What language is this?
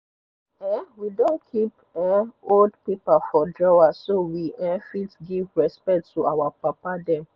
Nigerian Pidgin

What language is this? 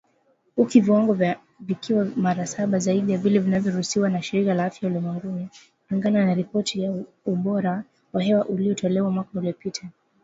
Swahili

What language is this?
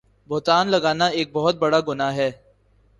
Urdu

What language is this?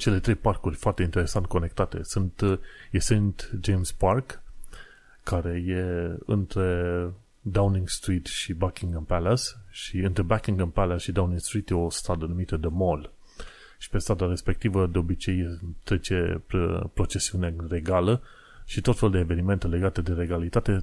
Romanian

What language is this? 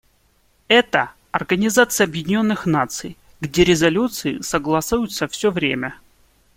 Russian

